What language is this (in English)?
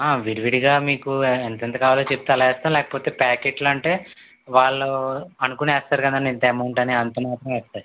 Telugu